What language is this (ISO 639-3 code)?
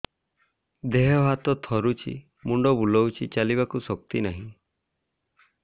ori